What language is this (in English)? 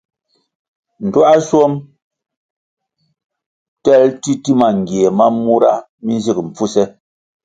Kwasio